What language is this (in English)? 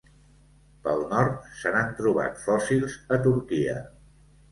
Catalan